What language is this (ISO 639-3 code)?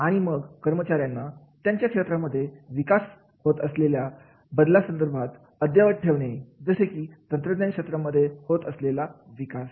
mar